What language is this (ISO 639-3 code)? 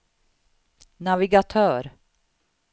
swe